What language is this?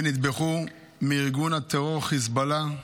Hebrew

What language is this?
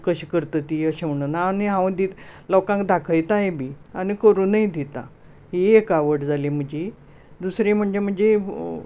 Konkani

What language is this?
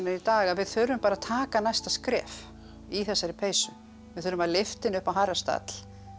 Icelandic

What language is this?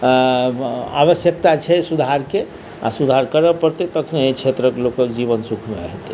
Maithili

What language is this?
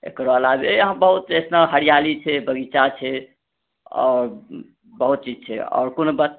Maithili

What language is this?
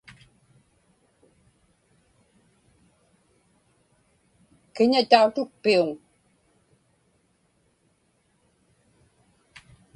Inupiaq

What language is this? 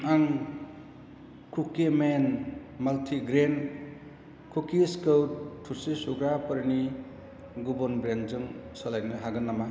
Bodo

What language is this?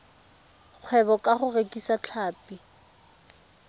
Tswana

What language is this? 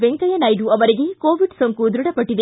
Kannada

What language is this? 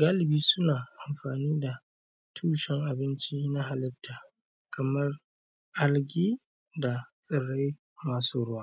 Hausa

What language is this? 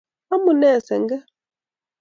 Kalenjin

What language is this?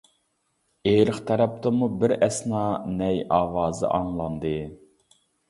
Uyghur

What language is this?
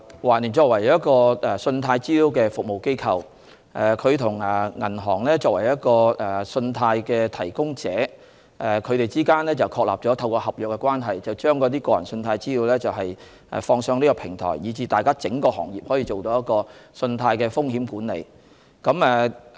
Cantonese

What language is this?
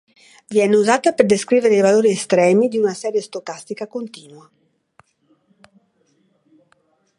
Italian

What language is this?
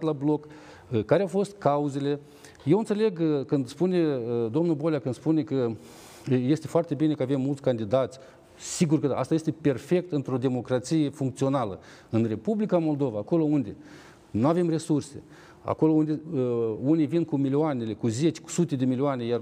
Romanian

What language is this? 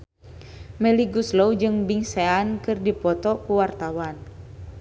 Sundanese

